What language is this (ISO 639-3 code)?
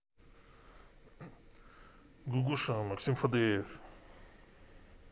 rus